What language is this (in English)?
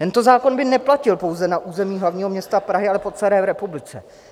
Czech